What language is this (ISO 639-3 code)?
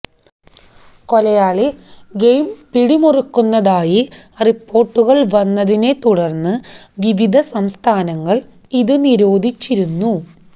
mal